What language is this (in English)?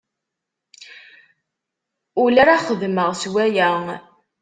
Kabyle